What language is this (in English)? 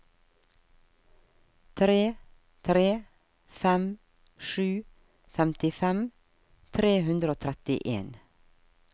Norwegian